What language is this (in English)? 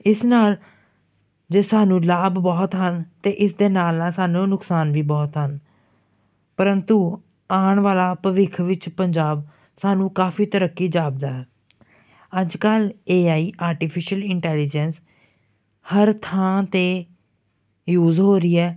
Punjabi